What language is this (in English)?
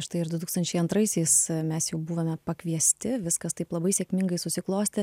Lithuanian